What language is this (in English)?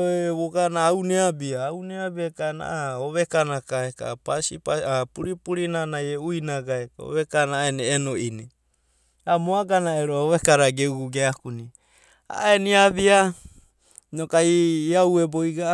Abadi